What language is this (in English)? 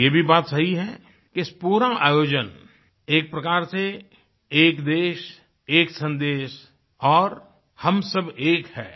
Hindi